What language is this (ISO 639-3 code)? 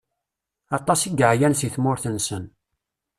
kab